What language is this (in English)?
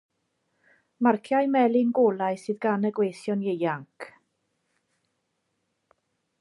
Welsh